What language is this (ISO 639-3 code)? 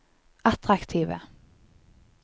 nor